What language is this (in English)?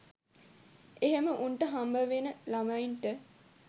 Sinhala